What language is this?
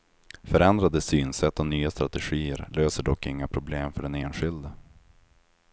Swedish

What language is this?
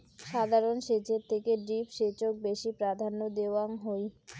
Bangla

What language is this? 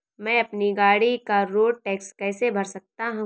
Hindi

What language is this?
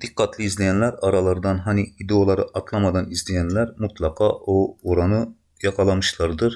Turkish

